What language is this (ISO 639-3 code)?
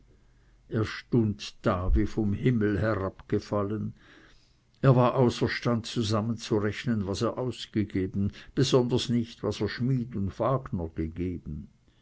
deu